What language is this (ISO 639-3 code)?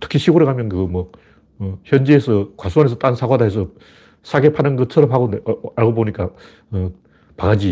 kor